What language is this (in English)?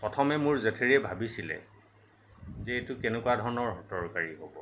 Assamese